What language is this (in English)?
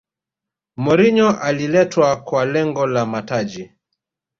Swahili